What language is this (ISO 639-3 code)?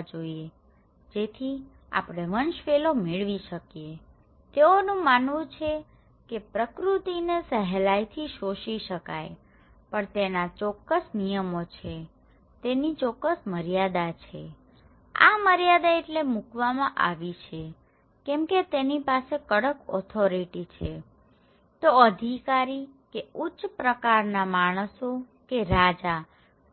guj